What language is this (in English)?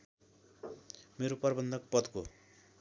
Nepali